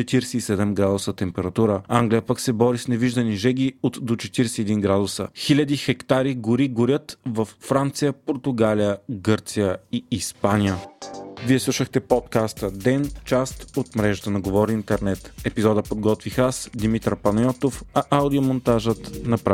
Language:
Bulgarian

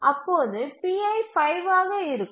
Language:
Tamil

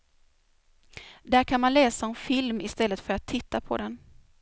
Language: Swedish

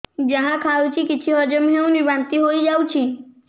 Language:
Odia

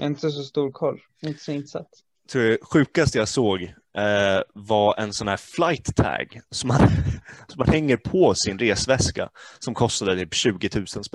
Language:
Swedish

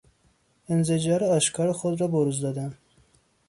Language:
Persian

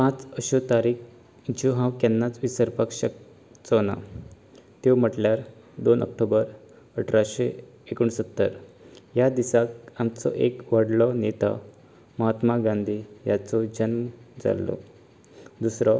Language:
Konkani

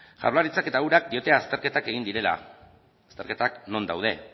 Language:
Basque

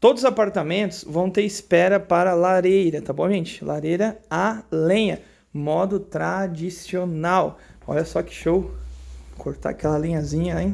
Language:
Portuguese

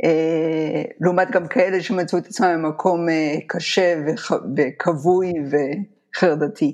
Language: Hebrew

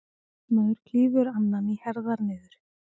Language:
Icelandic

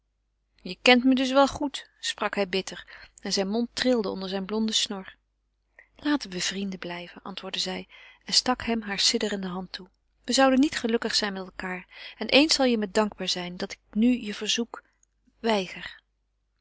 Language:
Dutch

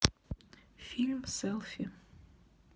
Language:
Russian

